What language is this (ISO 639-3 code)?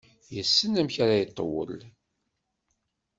kab